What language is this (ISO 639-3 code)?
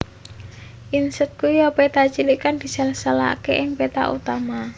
jav